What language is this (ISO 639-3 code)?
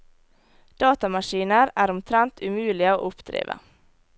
nor